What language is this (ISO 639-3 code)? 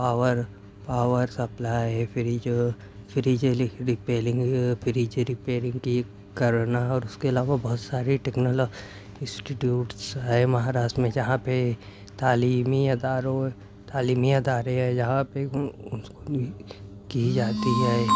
urd